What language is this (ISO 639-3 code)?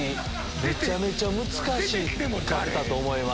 jpn